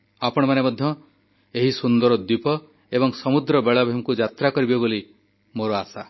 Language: Odia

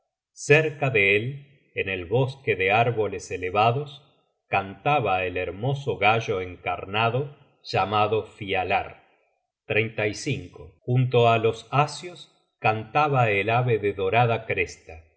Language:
Spanish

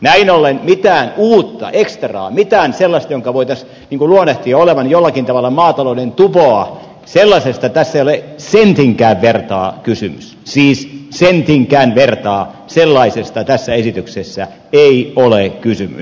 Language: Finnish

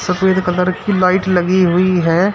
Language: Hindi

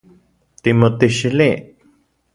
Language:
Central Puebla Nahuatl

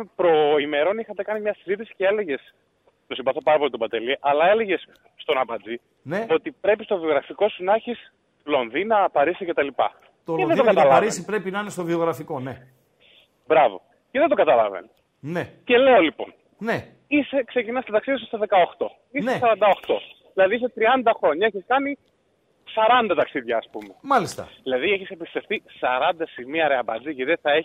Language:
Greek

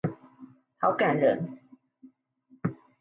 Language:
Chinese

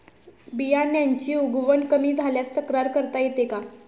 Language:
Marathi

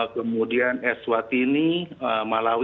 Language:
Indonesian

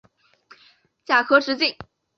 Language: Chinese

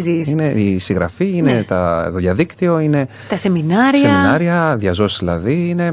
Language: Greek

